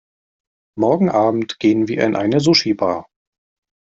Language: German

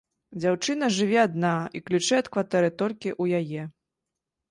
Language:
Belarusian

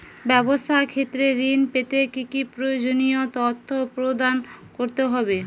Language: Bangla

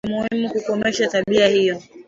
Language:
Swahili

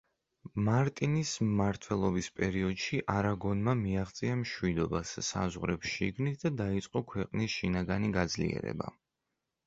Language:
Georgian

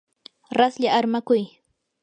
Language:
Yanahuanca Pasco Quechua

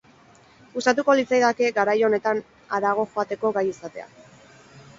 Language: Basque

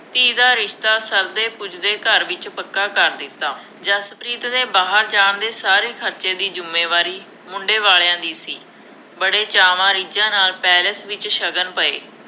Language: Punjabi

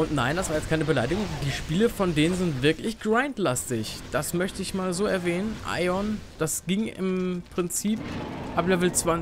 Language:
German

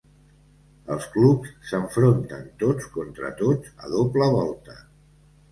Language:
Catalan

